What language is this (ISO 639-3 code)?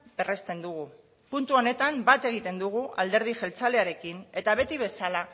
eus